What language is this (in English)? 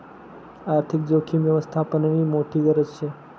Marathi